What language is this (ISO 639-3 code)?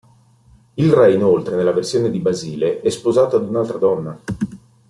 ita